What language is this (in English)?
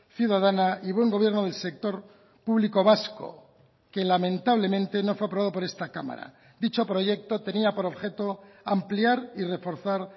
Spanish